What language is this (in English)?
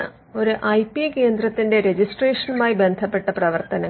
Malayalam